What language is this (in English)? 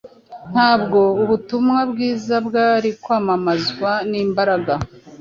Kinyarwanda